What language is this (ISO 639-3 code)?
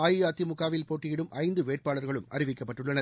tam